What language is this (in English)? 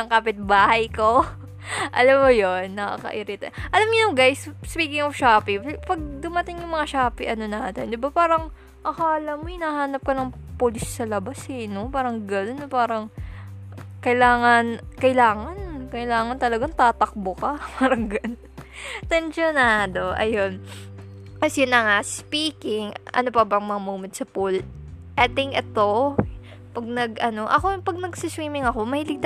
Filipino